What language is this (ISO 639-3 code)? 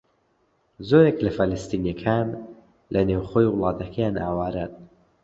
ckb